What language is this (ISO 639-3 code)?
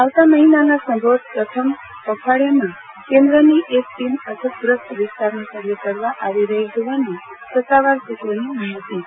guj